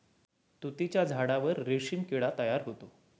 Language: Marathi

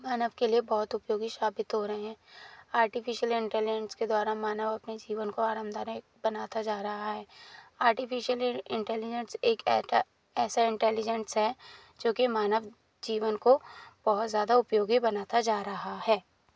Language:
Hindi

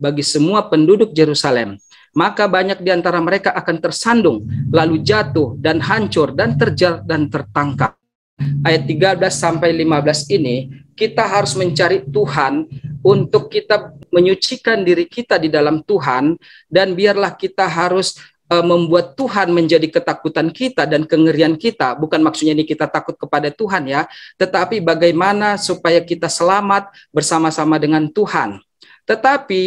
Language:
Indonesian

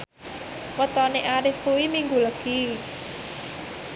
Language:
Javanese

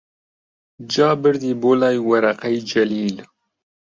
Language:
Central Kurdish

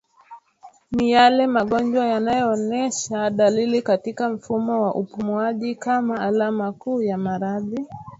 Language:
Swahili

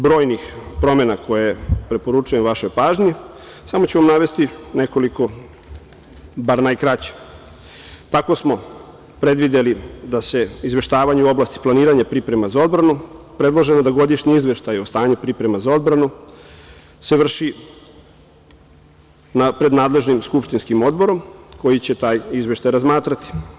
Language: Serbian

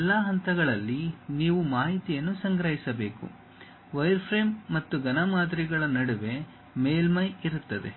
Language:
Kannada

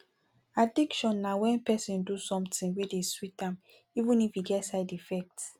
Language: Nigerian Pidgin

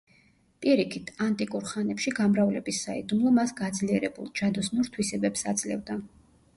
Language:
Georgian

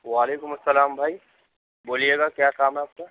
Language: Urdu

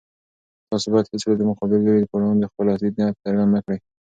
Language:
Pashto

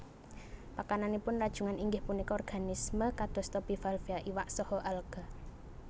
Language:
Javanese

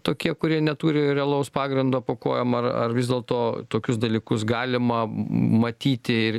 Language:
Lithuanian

